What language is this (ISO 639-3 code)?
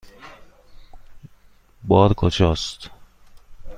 fas